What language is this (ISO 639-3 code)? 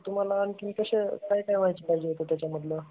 mar